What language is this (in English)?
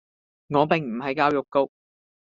Cantonese